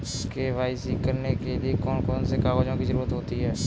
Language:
Hindi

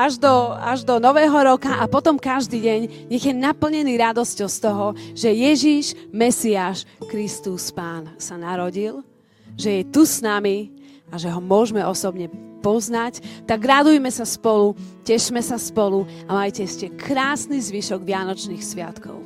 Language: Slovak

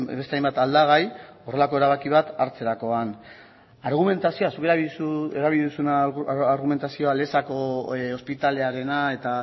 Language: Basque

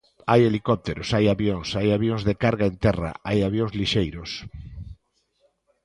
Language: Galician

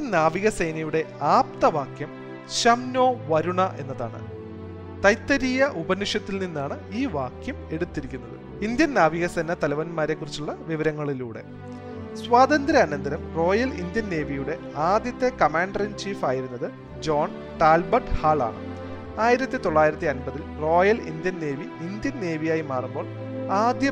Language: Malayalam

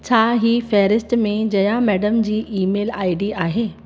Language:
Sindhi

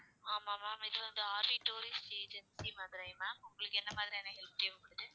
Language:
Tamil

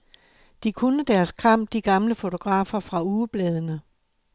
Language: Danish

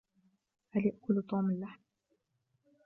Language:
Arabic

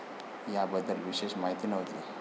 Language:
Marathi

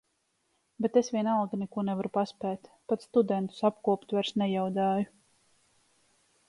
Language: Latvian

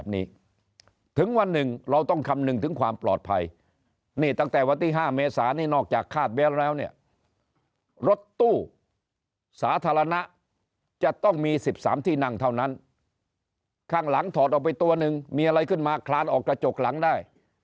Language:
Thai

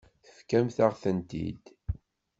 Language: Kabyle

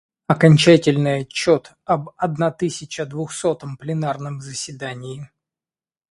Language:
Russian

